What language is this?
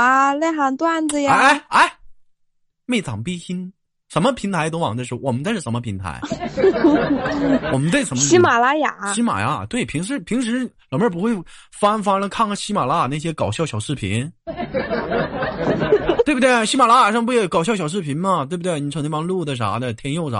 Chinese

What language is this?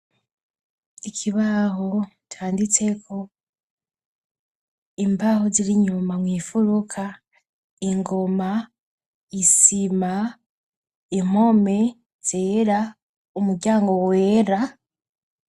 Rundi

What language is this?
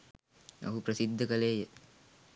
Sinhala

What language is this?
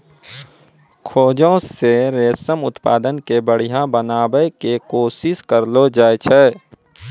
Maithili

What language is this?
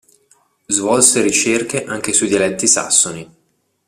Italian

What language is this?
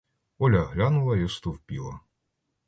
Ukrainian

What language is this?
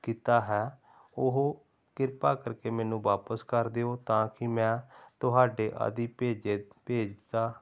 Punjabi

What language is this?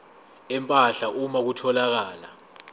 Zulu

